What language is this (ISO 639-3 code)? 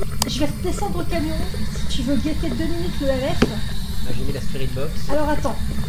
fra